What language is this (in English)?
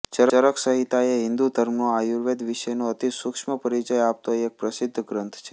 Gujarati